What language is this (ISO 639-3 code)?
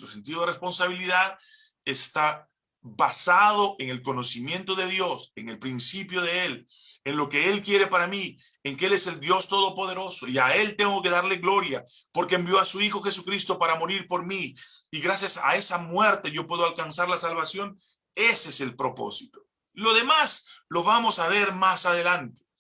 spa